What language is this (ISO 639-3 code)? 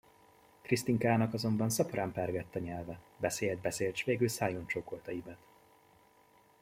hun